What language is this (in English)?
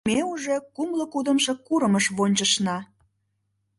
Mari